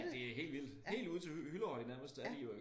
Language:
Danish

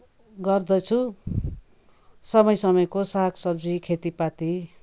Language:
Nepali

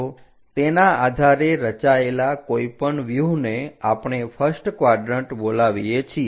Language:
Gujarati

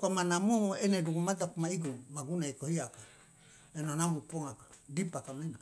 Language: Loloda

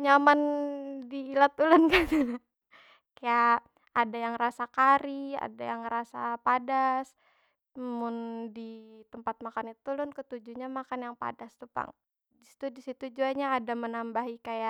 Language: Banjar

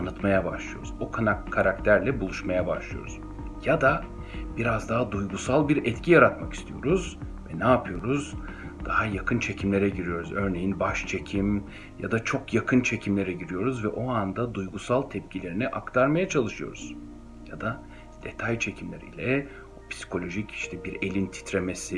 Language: Turkish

